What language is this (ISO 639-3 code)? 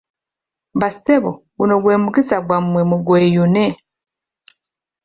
lug